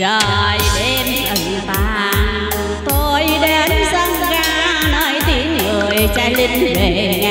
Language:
Thai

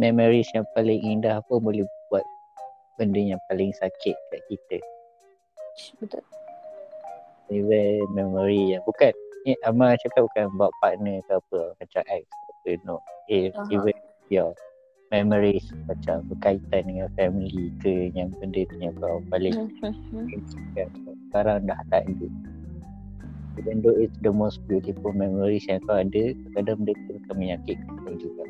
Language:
Malay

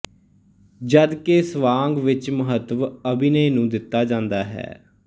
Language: Punjabi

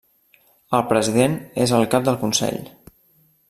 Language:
Catalan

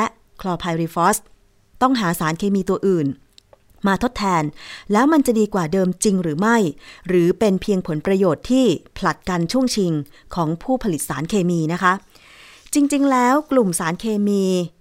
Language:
Thai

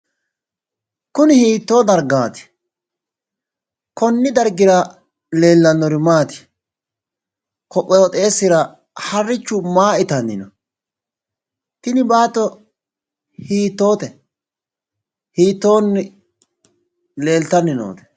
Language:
Sidamo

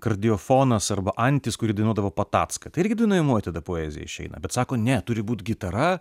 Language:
Lithuanian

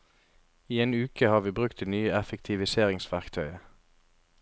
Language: Norwegian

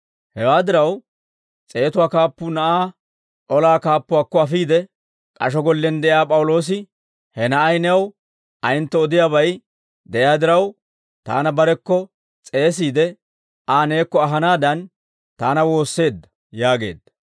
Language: Dawro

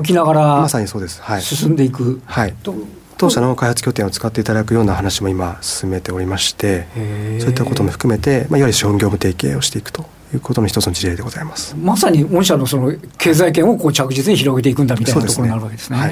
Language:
Japanese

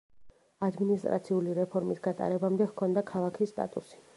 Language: Georgian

